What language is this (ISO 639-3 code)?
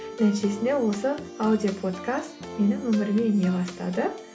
kaz